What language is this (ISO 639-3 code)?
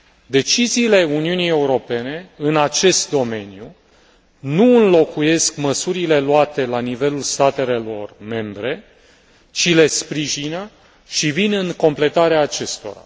ron